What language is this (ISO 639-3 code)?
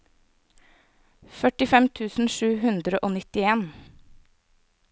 nor